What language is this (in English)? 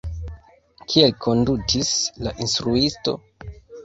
Esperanto